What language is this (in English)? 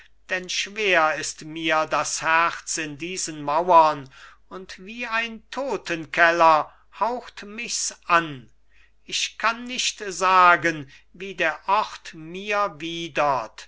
German